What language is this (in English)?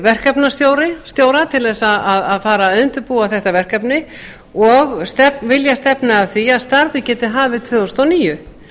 Icelandic